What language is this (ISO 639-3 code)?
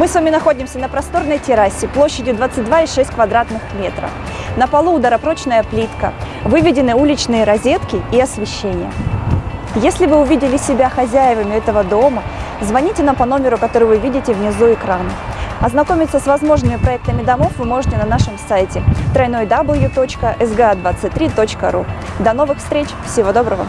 rus